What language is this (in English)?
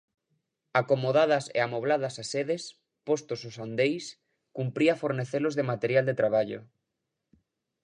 Galician